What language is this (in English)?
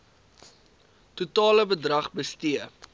Afrikaans